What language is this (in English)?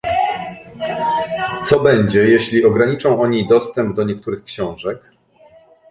Polish